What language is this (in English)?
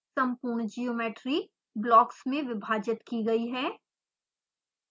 Hindi